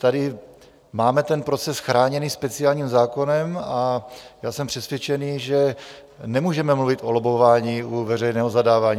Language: Czech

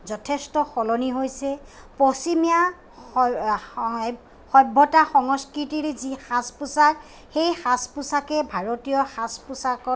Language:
Assamese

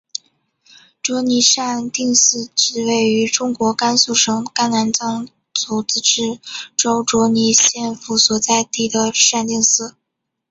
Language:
Chinese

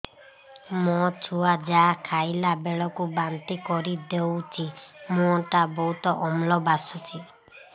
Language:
Odia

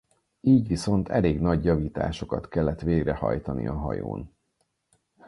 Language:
Hungarian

